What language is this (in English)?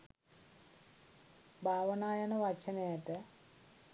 Sinhala